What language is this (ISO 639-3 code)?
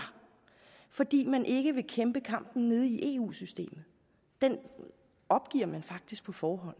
dan